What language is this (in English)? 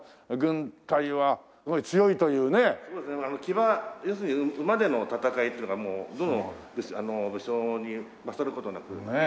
Japanese